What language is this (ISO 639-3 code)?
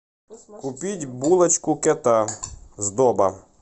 rus